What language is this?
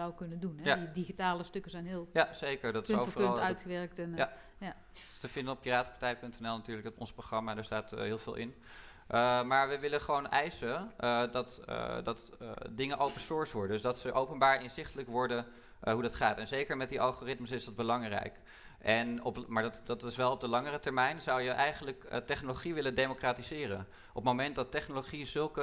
Dutch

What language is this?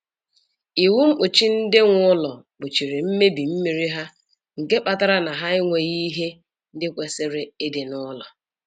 Igbo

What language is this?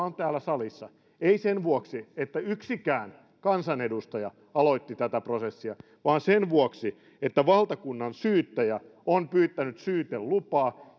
Finnish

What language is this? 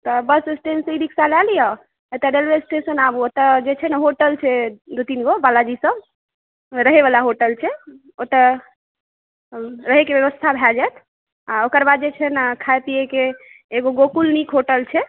Maithili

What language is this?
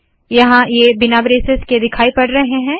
Hindi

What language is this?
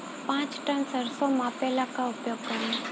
Bhojpuri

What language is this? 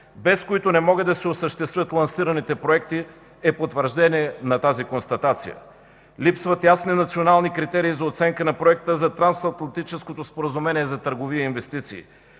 Bulgarian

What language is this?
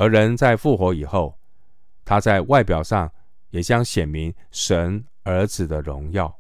Chinese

